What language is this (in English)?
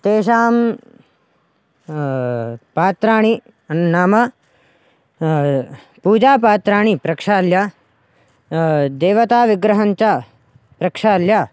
Sanskrit